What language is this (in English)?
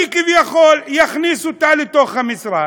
Hebrew